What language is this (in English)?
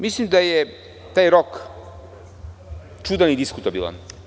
Serbian